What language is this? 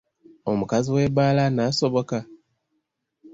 Ganda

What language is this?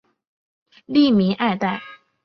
Chinese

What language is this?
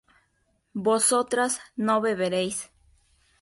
Spanish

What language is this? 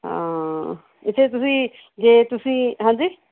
Punjabi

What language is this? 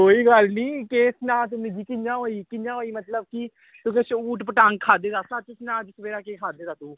Dogri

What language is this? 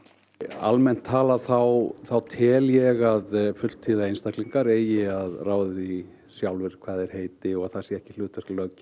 Icelandic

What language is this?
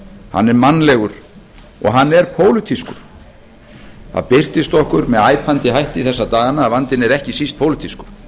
Icelandic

